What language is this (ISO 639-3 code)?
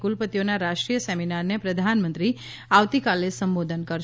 guj